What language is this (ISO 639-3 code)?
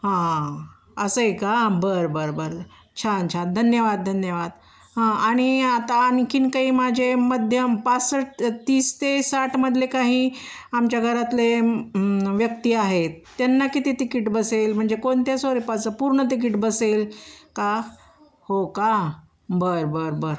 mar